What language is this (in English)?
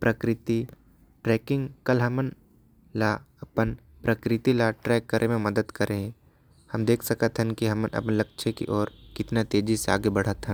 Korwa